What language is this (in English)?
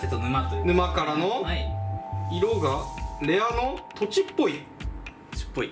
Japanese